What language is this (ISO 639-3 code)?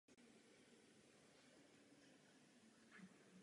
ces